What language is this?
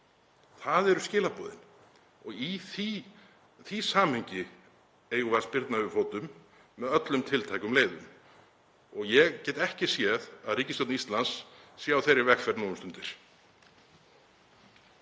Icelandic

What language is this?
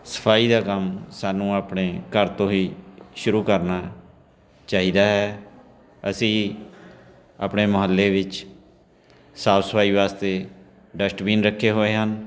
Punjabi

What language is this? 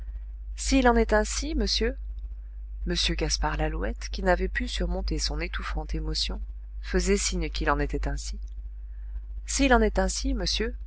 French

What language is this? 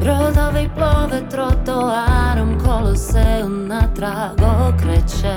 Croatian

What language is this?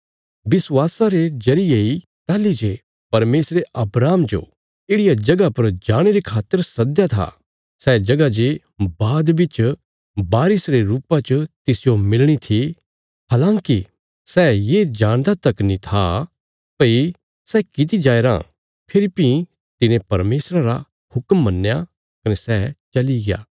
Bilaspuri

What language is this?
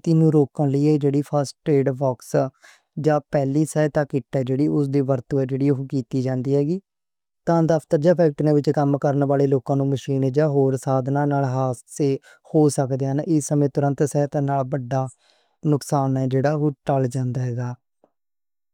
Western Panjabi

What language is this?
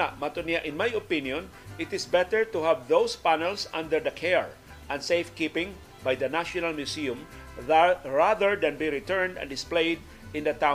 Filipino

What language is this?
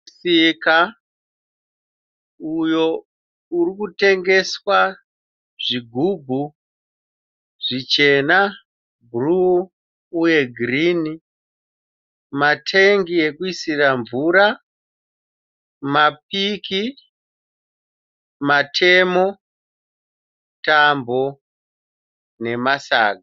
Shona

